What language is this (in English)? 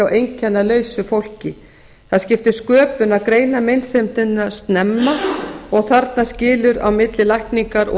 Icelandic